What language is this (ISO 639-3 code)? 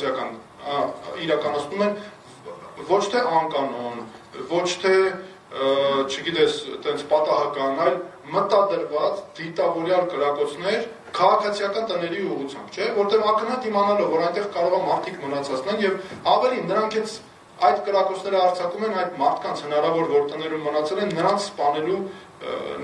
ron